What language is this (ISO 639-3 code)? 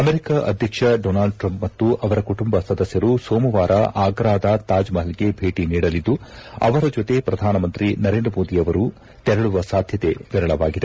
kan